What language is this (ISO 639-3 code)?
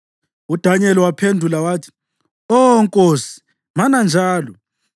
nde